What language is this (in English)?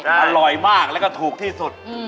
Thai